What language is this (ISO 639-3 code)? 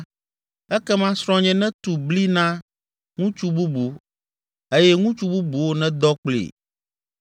ewe